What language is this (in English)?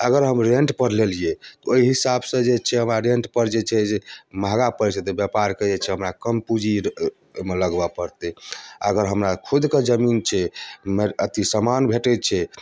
Maithili